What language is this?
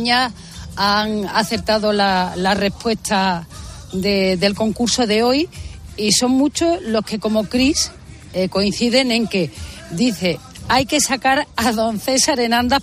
Spanish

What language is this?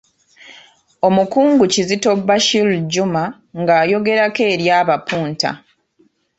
Ganda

